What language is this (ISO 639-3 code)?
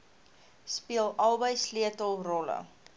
afr